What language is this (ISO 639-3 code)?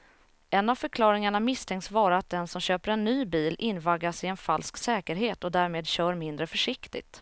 swe